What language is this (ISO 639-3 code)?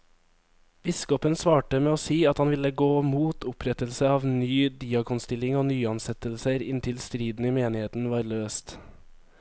nor